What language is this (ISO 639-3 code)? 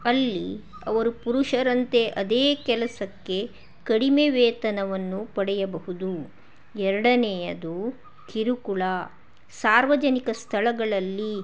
kan